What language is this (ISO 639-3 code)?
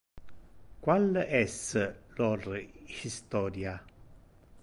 ina